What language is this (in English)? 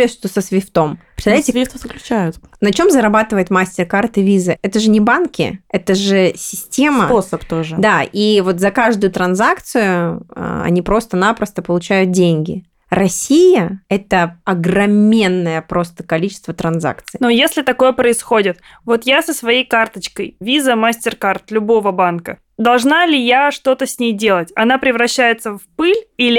Russian